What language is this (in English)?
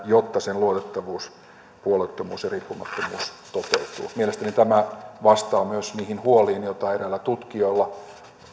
Finnish